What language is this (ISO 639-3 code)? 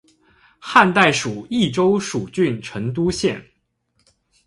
zho